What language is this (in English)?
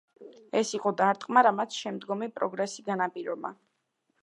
Georgian